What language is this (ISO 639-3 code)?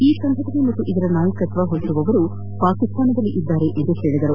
kan